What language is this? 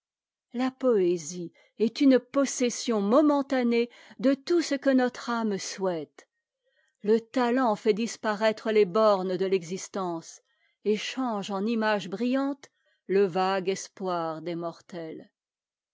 French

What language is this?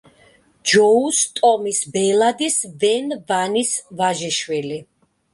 Georgian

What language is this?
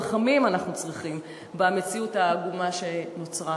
Hebrew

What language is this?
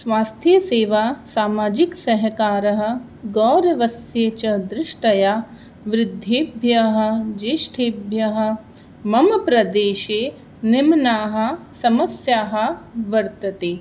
Sanskrit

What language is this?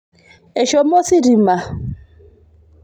Masai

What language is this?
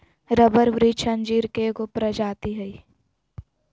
Magahi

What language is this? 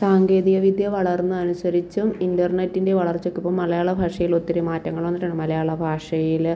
Malayalam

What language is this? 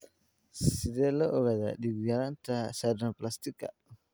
Somali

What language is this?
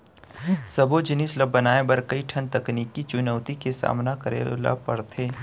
Chhattisgarhi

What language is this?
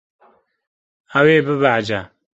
Kurdish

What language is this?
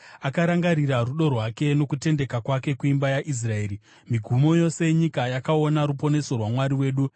Shona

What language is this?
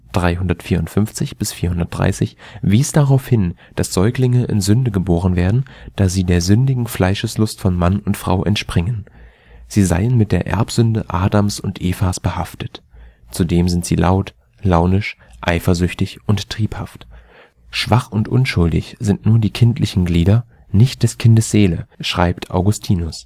German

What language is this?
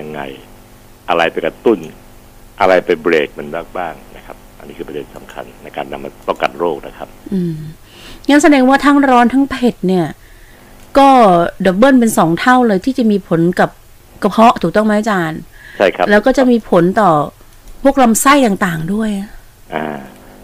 Thai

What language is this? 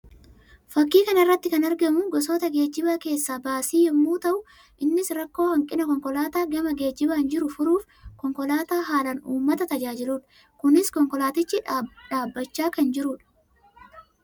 Oromo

